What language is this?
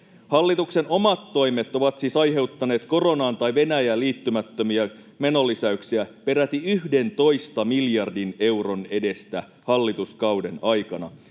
Finnish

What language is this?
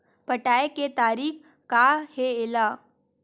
Chhattisgarhi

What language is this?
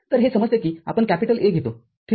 Marathi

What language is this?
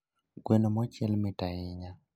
Luo (Kenya and Tanzania)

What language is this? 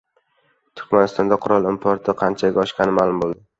Uzbek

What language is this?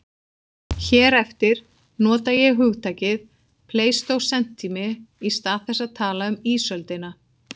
Icelandic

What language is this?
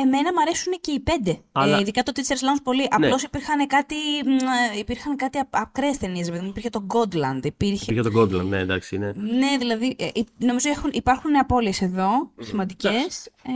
Greek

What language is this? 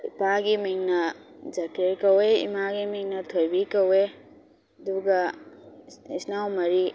Manipuri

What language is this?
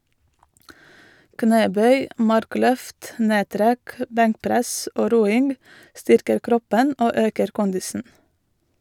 Norwegian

